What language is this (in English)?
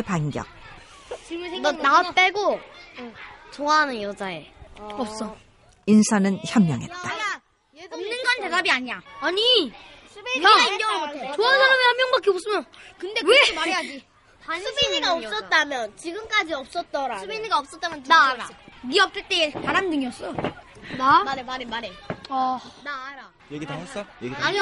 Korean